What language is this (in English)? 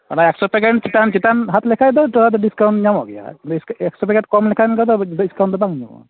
Santali